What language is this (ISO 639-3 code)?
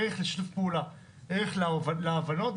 heb